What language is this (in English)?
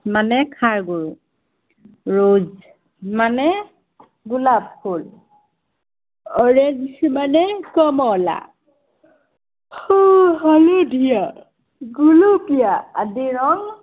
Assamese